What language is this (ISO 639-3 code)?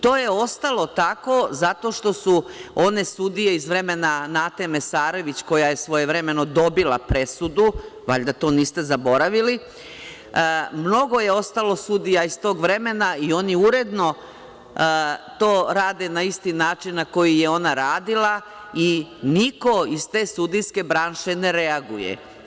srp